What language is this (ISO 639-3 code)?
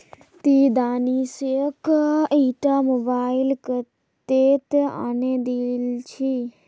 mag